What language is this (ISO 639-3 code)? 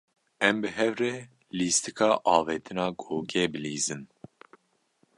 kur